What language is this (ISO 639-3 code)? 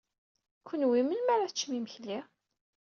kab